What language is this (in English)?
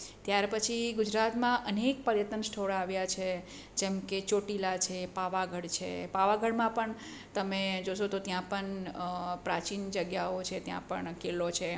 Gujarati